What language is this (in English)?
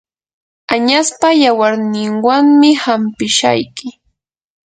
Yanahuanca Pasco Quechua